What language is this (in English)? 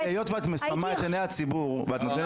Hebrew